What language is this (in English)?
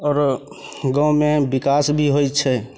Maithili